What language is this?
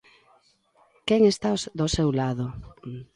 Galician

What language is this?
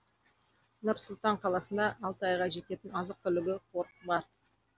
Kazakh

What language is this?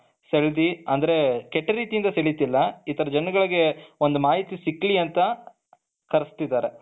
Kannada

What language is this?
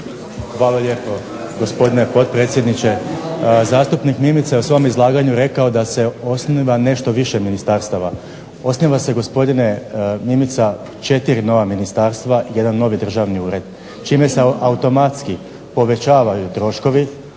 Croatian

